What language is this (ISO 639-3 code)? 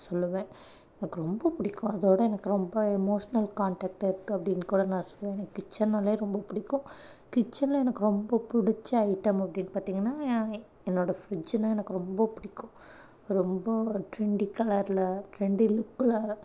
tam